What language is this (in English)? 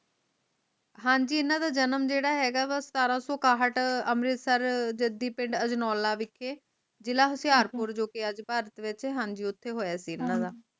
Punjabi